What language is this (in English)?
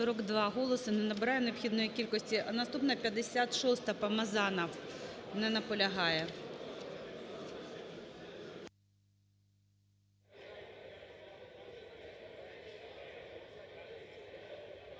Ukrainian